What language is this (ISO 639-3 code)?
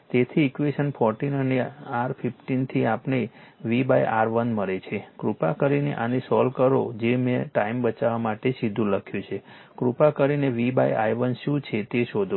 guj